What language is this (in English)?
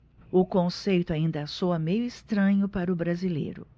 Portuguese